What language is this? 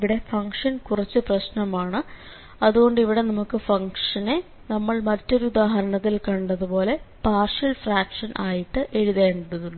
Malayalam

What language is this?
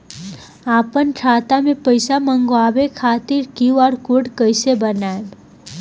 Bhojpuri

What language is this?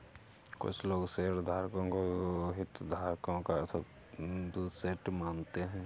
Hindi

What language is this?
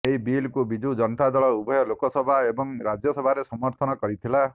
Odia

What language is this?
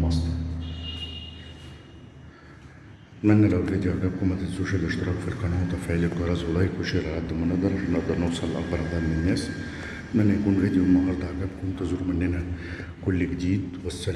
Arabic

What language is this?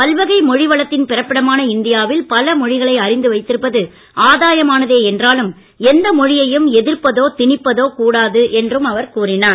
Tamil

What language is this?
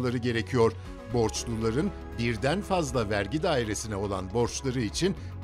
Turkish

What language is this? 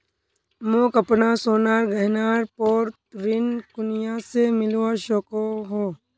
Magahi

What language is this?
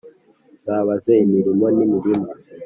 Kinyarwanda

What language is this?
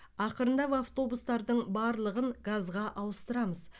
Kazakh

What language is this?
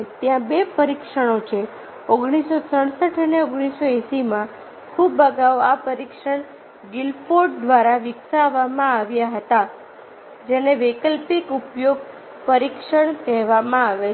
Gujarati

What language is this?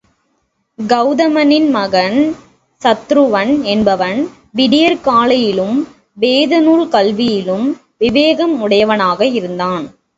Tamil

